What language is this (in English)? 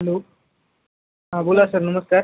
Marathi